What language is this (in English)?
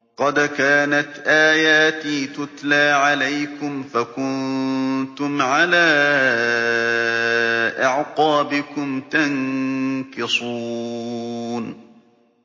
Arabic